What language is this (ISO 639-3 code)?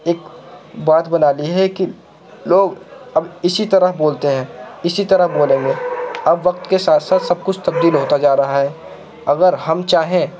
urd